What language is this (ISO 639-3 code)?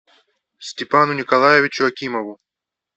rus